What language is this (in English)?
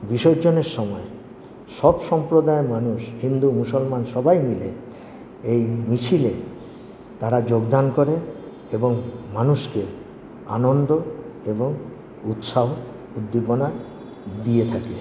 Bangla